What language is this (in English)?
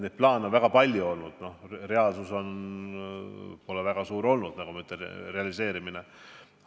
Estonian